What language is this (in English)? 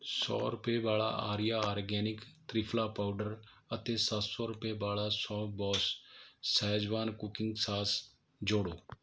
Punjabi